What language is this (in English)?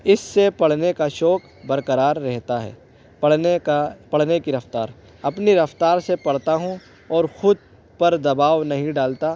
Urdu